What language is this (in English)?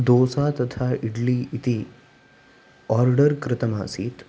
Sanskrit